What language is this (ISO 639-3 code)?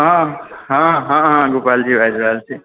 mai